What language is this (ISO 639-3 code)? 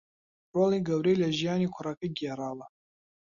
ckb